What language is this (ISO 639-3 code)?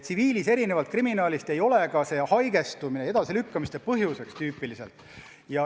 est